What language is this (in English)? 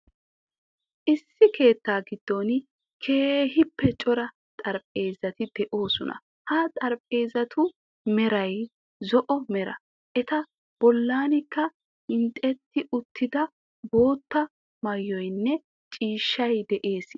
Wolaytta